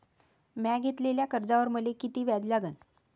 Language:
Marathi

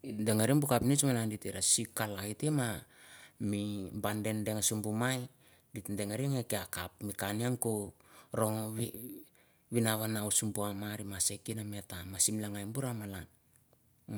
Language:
Mandara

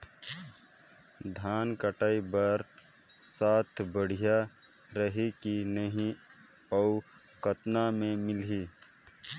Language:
Chhattisgarhi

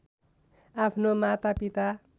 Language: Nepali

